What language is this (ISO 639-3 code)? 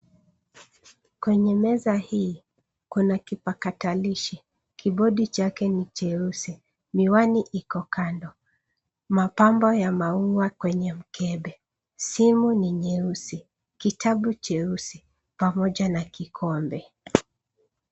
swa